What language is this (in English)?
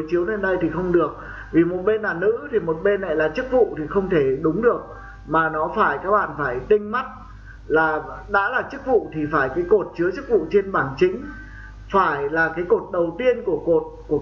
Vietnamese